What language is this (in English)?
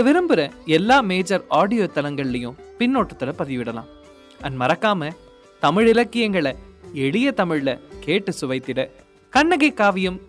Tamil